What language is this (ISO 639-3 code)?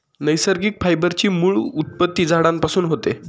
mar